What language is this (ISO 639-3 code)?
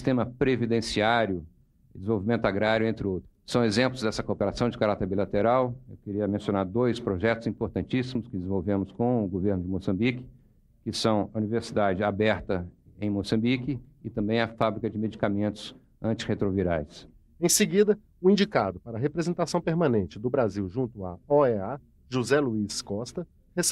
por